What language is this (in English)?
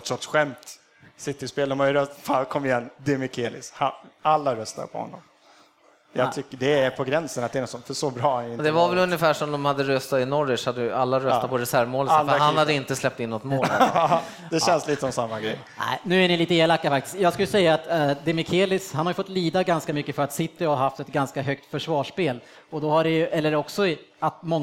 Swedish